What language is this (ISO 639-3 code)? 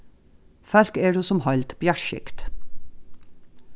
fao